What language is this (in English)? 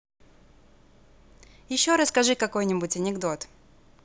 Russian